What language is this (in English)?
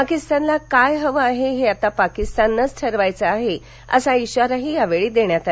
Marathi